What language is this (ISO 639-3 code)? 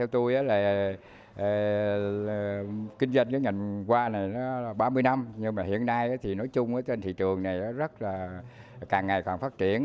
vie